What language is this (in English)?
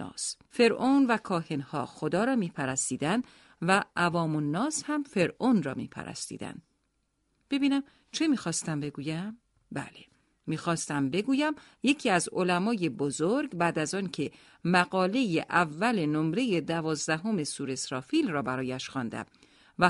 Persian